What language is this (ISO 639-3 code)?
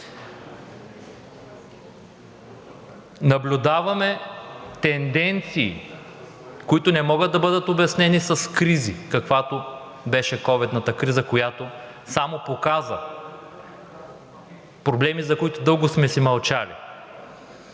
bul